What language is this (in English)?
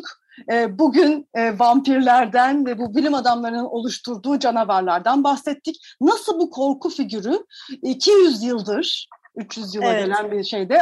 Turkish